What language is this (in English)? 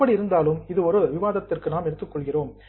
Tamil